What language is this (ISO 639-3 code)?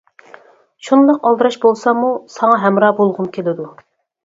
uig